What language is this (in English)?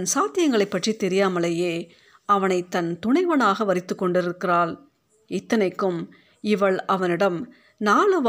Tamil